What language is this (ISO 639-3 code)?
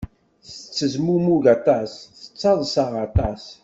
kab